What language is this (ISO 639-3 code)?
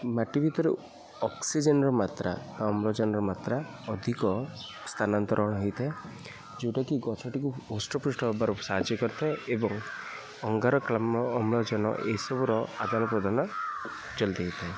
ori